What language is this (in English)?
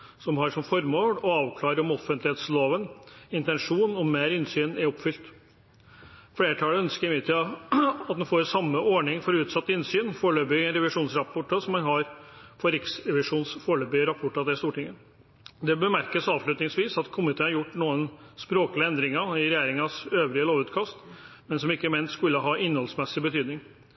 Norwegian Bokmål